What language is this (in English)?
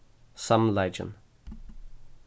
Faroese